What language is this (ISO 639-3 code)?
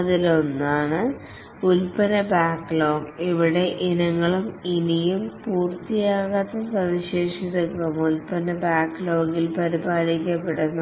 mal